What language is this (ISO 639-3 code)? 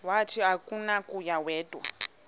xho